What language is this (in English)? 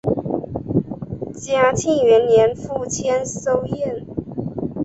Chinese